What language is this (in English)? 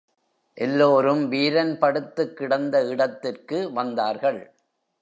Tamil